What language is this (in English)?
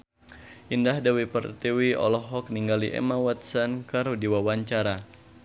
Sundanese